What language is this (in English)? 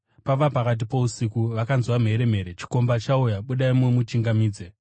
Shona